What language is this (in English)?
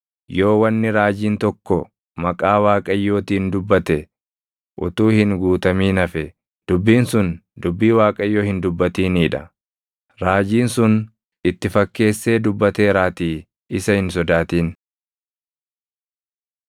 Oromo